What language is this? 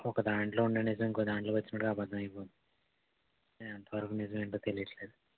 Telugu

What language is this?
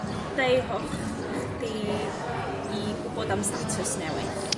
Welsh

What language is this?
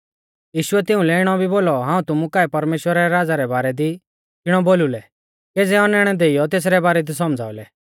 Mahasu Pahari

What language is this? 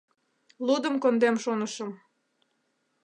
Mari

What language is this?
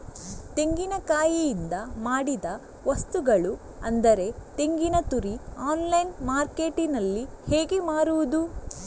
Kannada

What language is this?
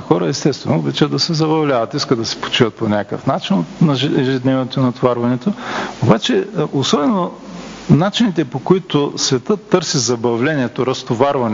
Bulgarian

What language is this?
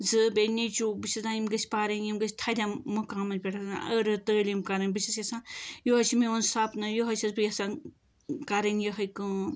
Kashmiri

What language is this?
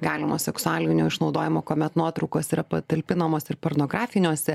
Lithuanian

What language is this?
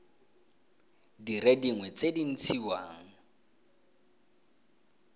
Tswana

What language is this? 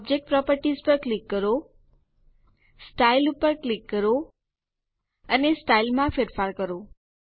Gujarati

